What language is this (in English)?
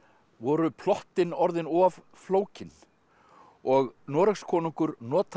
Icelandic